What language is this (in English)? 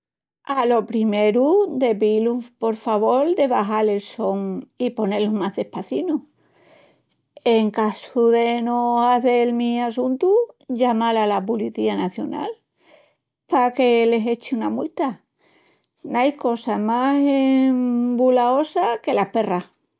Extremaduran